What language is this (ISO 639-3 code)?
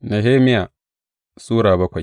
hau